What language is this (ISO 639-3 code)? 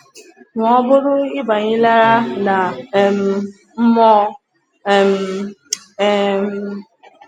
ibo